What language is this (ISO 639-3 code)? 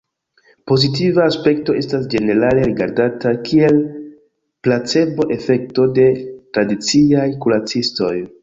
epo